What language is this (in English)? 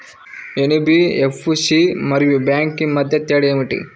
Telugu